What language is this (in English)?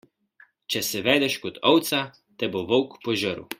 Slovenian